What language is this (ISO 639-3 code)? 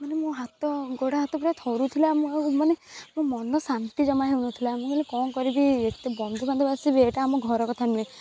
ori